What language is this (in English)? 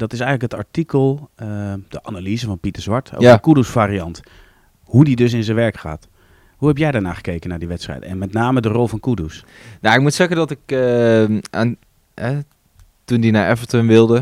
Dutch